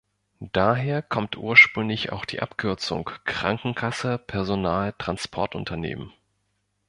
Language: German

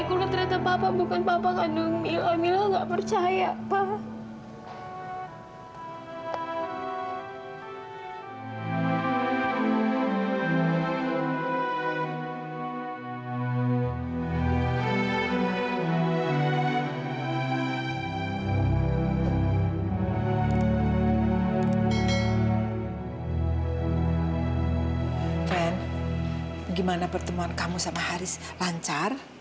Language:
Indonesian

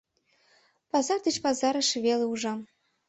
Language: Mari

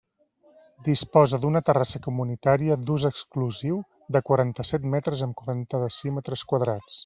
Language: Catalan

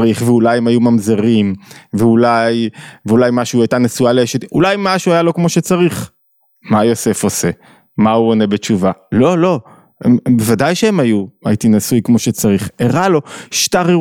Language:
Hebrew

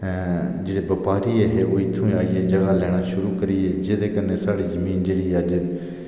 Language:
Dogri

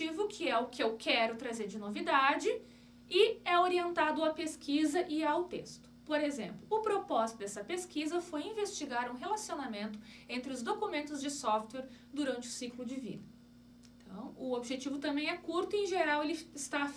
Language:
Portuguese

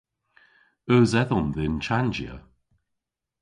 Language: Cornish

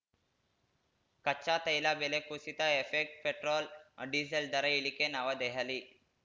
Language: Kannada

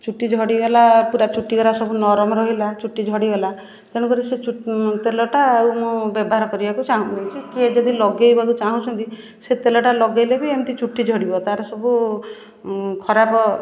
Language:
Odia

